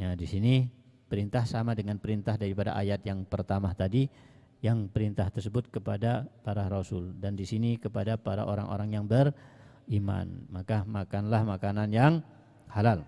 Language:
Indonesian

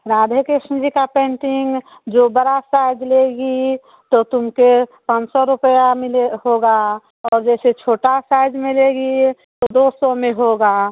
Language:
Hindi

